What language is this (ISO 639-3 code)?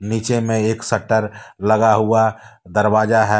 hin